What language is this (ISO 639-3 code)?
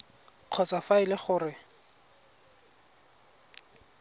tsn